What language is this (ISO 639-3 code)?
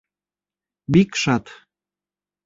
bak